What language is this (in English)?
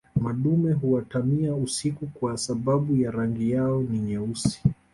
Swahili